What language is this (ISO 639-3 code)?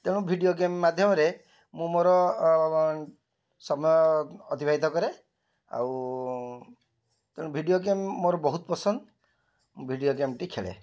ori